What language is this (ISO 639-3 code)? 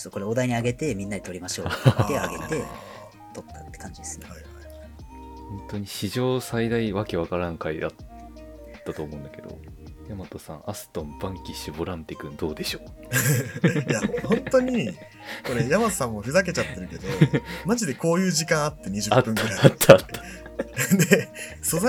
jpn